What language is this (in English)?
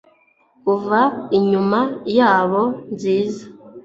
Kinyarwanda